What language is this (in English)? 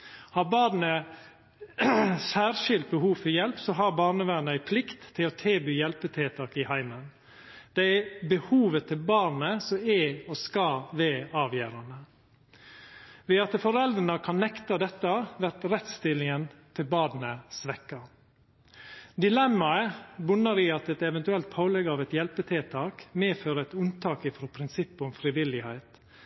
Norwegian Nynorsk